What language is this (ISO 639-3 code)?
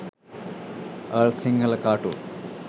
sin